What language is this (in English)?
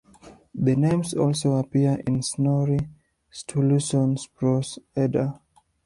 English